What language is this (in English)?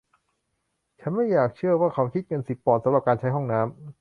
Thai